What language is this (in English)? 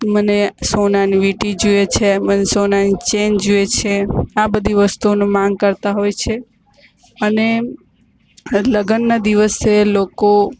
Gujarati